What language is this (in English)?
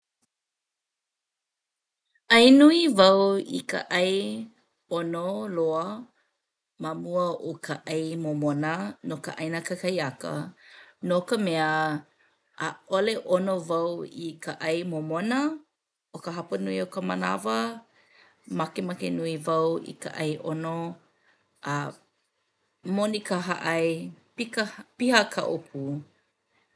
Hawaiian